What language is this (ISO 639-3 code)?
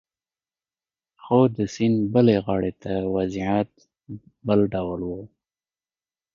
pus